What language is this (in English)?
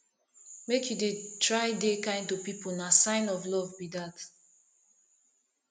Nigerian Pidgin